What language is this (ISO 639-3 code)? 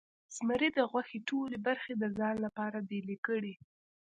pus